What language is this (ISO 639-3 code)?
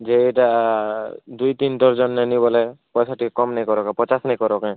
ori